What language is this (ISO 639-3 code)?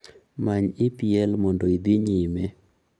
luo